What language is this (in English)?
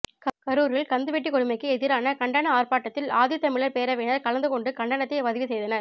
Tamil